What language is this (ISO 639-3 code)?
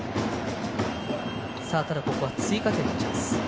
jpn